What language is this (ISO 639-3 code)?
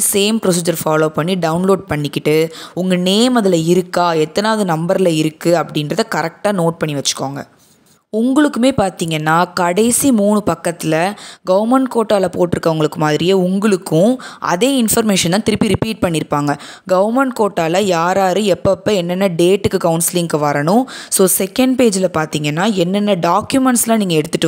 tam